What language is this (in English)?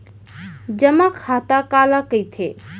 Chhattisgarhi